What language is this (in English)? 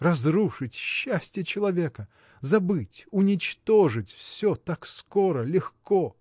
Russian